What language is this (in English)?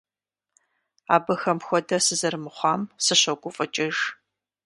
Kabardian